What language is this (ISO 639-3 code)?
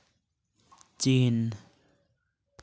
sat